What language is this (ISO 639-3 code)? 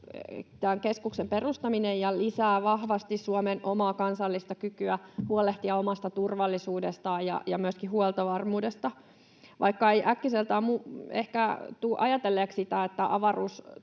fin